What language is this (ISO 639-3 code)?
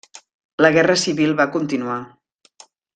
cat